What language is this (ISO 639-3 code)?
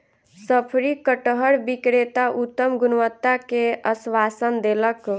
mai